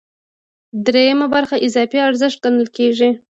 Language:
Pashto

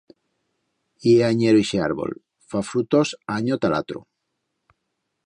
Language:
Aragonese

